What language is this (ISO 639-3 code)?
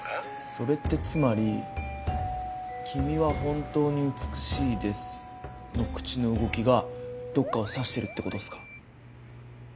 jpn